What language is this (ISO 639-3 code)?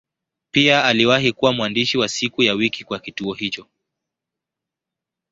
swa